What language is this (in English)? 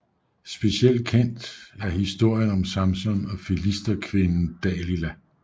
Danish